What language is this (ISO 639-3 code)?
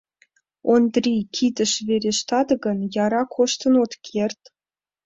chm